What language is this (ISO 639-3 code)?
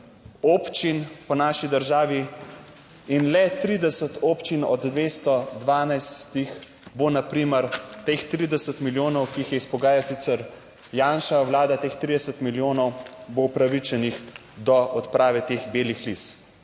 slv